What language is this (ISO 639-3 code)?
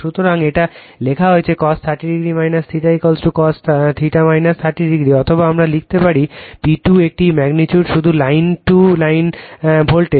ben